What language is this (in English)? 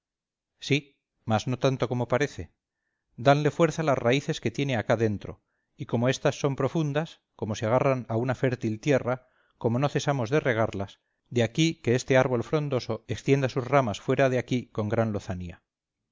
Spanish